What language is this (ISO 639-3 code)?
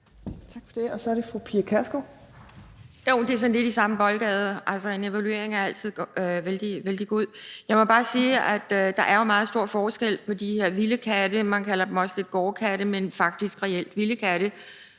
dan